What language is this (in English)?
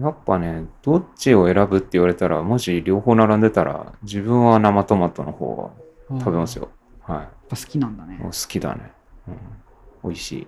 Japanese